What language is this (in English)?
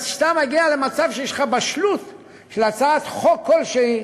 Hebrew